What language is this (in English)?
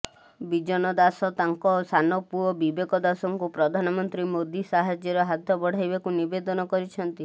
Odia